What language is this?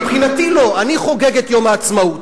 Hebrew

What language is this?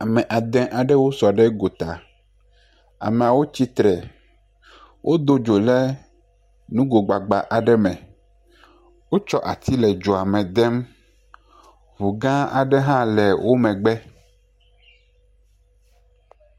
Ewe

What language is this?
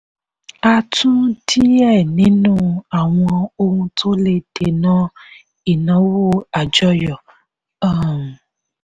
Yoruba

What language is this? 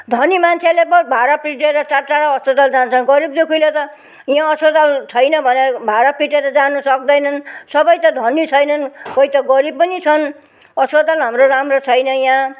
Nepali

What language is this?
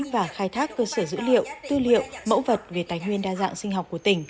Vietnamese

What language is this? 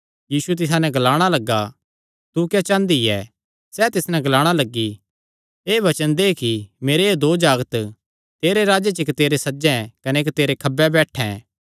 Kangri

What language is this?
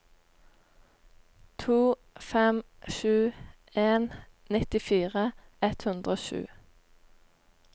Norwegian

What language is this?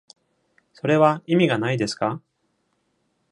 Japanese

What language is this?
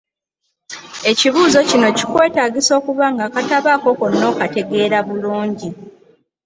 Ganda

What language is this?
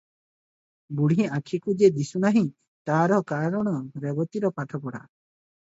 Odia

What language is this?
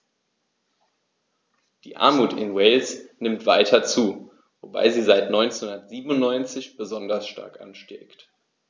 German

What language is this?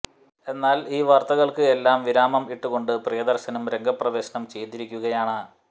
Malayalam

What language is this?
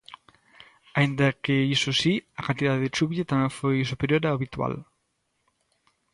Galician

